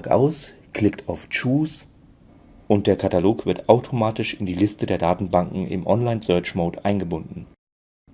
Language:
German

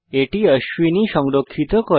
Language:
Bangla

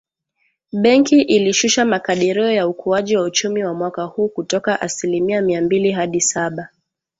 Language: Swahili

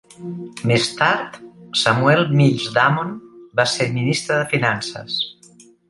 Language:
Catalan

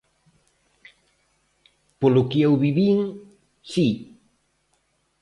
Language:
Galician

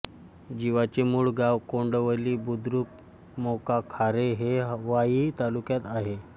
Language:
Marathi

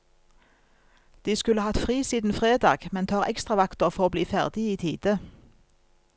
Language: Norwegian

